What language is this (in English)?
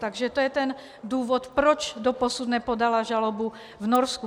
Czech